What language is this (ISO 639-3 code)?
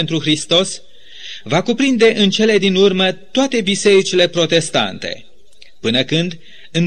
ron